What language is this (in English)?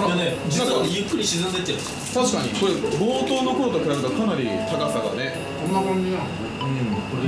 Japanese